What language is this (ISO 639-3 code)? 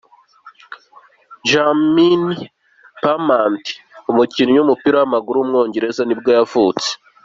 kin